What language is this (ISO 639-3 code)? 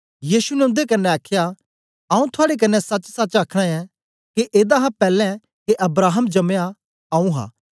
doi